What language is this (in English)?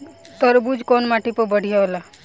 Bhojpuri